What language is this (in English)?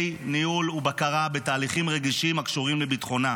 Hebrew